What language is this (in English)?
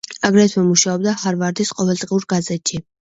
Georgian